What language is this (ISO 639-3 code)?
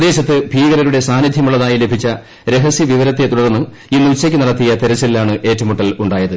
mal